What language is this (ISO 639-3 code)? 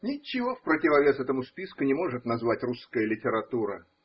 rus